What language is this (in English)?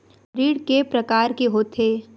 Chhattisgarhi